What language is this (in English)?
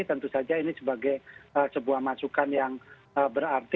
Indonesian